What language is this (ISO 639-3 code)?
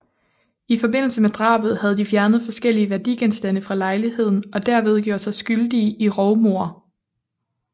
dan